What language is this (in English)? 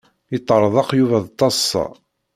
Kabyle